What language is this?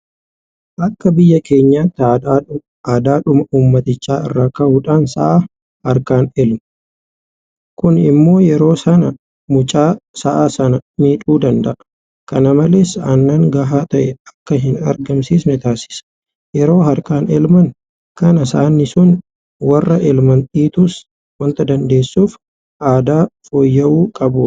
Oromo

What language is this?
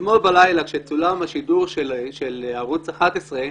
Hebrew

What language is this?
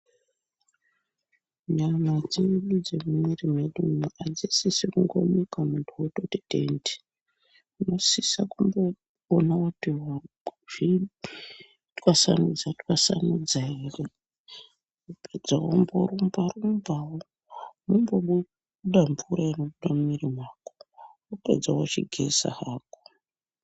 Ndau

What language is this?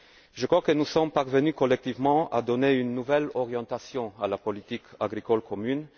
French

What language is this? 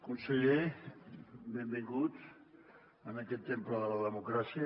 Catalan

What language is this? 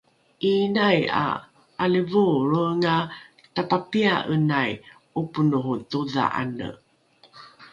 Rukai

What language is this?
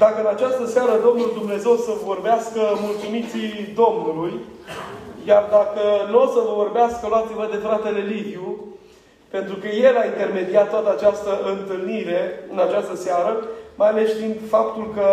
Romanian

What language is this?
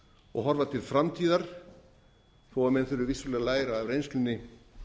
Icelandic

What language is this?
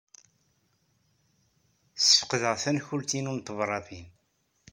Kabyle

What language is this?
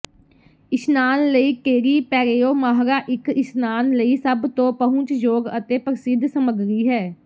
Punjabi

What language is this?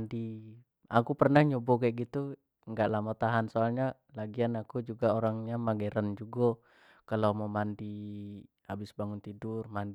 Jambi Malay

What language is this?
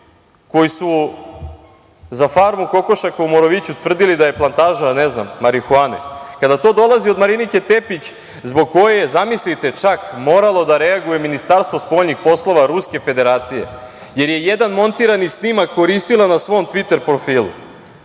Serbian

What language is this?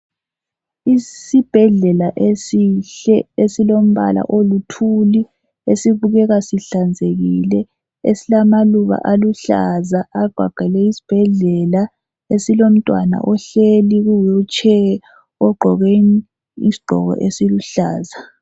North Ndebele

